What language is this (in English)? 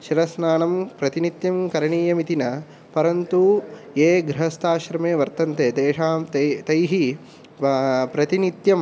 Sanskrit